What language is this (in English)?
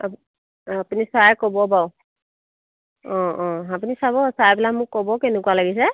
Assamese